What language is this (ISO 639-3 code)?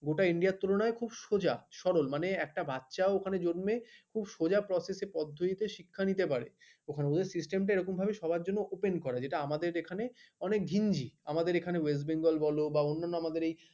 ben